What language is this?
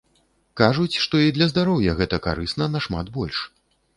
Belarusian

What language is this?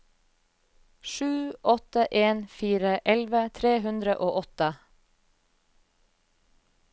Norwegian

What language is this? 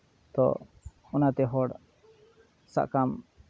Santali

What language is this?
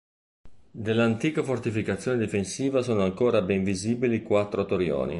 Italian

